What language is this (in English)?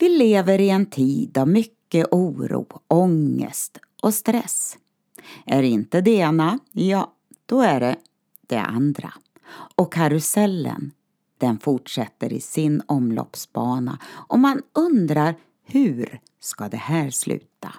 Swedish